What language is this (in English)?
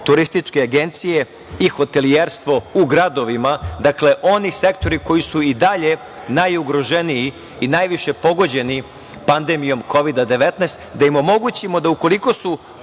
Serbian